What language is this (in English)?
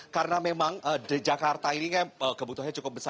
Indonesian